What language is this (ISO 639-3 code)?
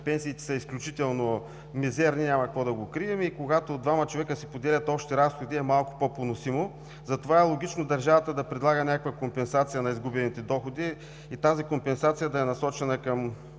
bul